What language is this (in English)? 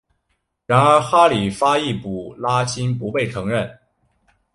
Chinese